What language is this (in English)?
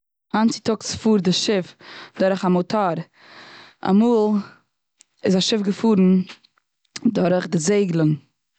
Yiddish